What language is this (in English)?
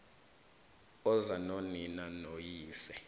South Ndebele